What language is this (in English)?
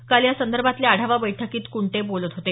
Marathi